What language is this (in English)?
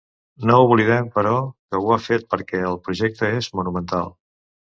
Catalan